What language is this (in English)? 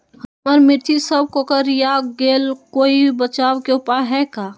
Magahi